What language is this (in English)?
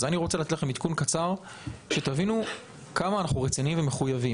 Hebrew